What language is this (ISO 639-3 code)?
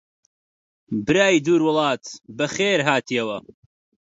ckb